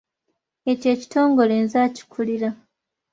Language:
Ganda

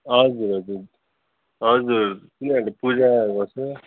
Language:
Nepali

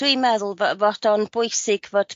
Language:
Welsh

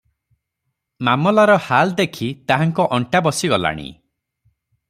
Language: Odia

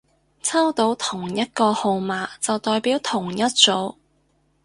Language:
Cantonese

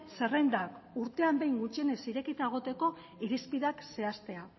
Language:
Basque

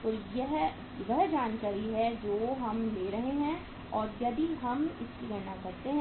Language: Hindi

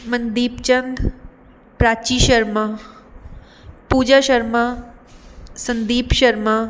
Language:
Punjabi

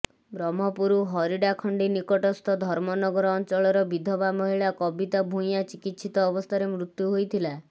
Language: Odia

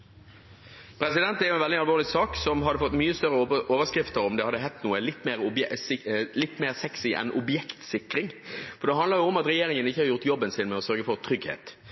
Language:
Norwegian Bokmål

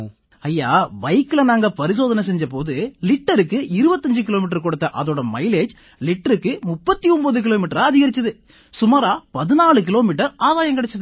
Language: Tamil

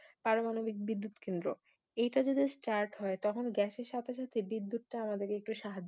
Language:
Bangla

